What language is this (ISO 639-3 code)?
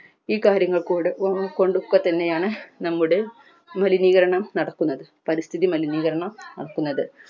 mal